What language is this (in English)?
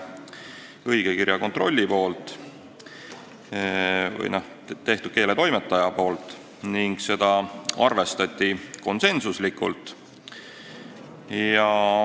Estonian